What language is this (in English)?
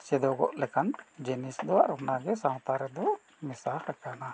Santali